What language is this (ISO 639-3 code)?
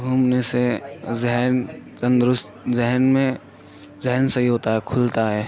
urd